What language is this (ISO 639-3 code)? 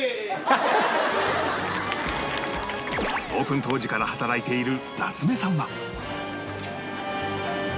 jpn